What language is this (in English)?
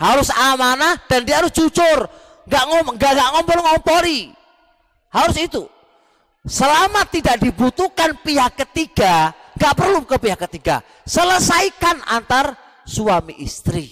Indonesian